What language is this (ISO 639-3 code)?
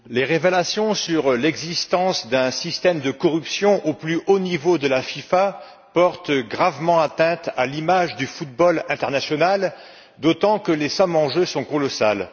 fra